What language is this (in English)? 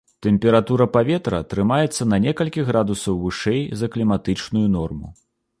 Belarusian